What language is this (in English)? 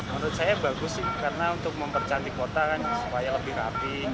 Indonesian